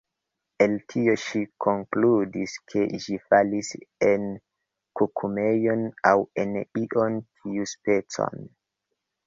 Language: Esperanto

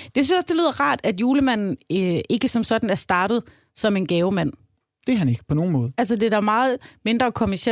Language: Danish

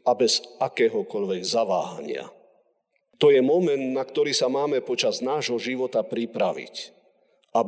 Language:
Slovak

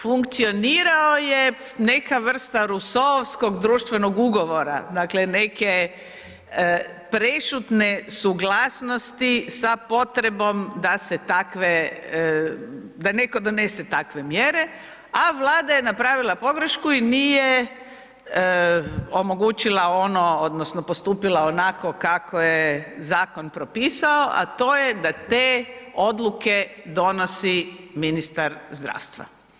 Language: Croatian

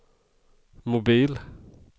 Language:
Swedish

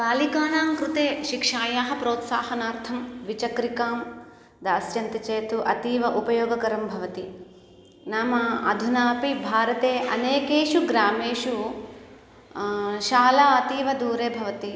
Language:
Sanskrit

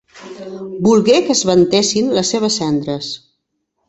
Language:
Catalan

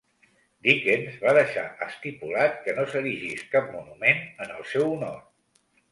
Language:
Catalan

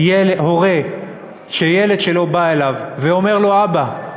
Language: Hebrew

